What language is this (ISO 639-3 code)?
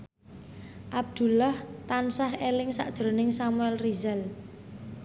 jav